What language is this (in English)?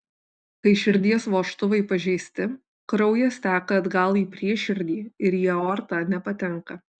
Lithuanian